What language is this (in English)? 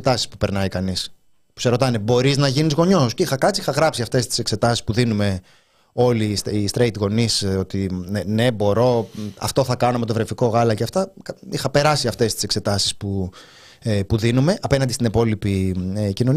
Greek